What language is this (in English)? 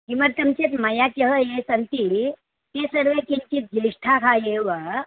Sanskrit